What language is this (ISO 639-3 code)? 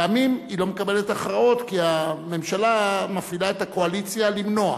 heb